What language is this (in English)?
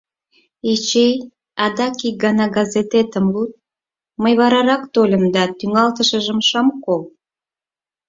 Mari